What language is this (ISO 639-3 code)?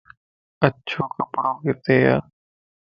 lss